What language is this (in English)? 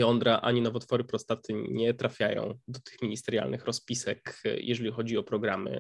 Polish